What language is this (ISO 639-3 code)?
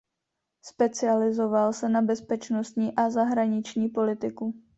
ces